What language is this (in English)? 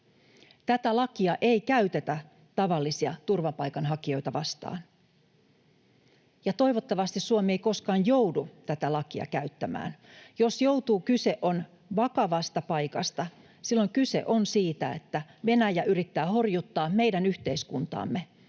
Finnish